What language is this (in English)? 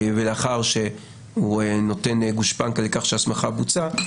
Hebrew